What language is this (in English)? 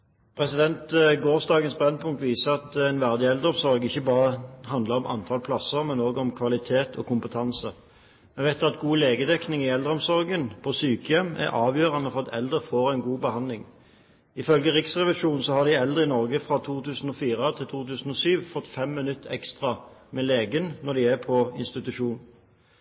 Norwegian